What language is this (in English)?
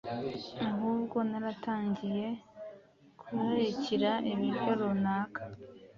Kinyarwanda